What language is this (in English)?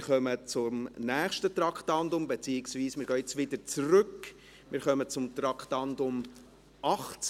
Swiss German